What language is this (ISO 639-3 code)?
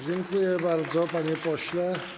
pol